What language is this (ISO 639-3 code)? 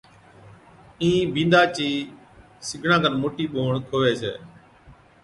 odk